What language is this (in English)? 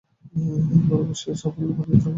Bangla